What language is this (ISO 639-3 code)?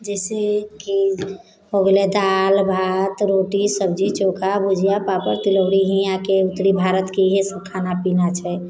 mai